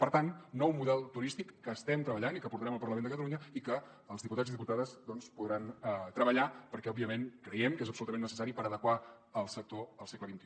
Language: Catalan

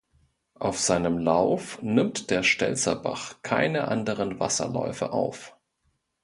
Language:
German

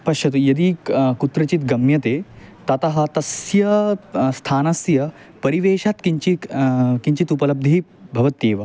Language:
Sanskrit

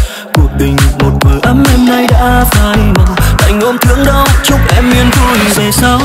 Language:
Vietnamese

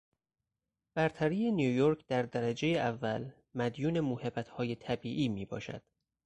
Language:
Persian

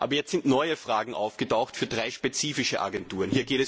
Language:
German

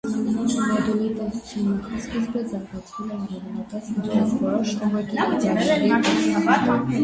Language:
Armenian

